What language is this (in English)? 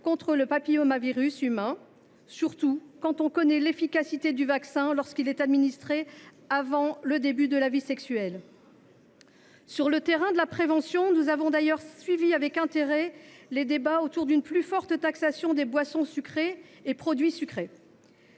French